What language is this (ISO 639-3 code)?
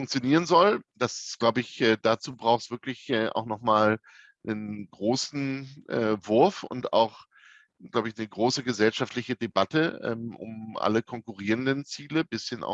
deu